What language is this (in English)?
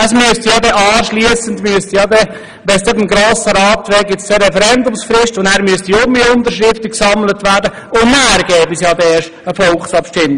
Swiss German